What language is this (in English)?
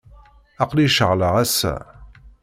Kabyle